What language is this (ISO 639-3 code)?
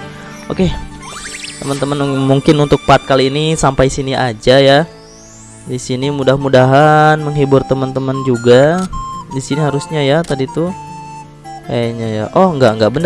ind